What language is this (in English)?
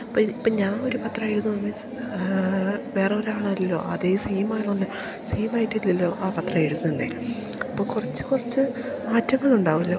Malayalam